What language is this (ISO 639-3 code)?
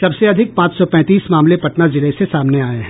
hin